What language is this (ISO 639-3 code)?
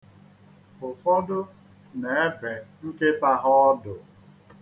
ibo